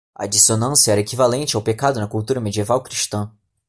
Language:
Portuguese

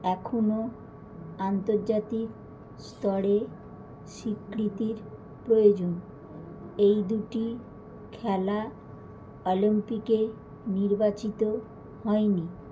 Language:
Bangla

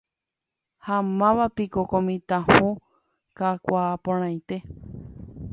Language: Guarani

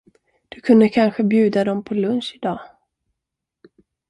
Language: Swedish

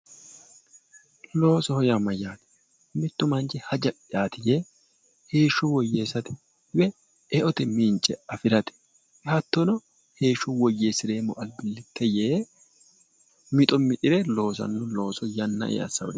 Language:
Sidamo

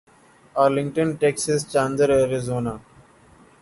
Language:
Urdu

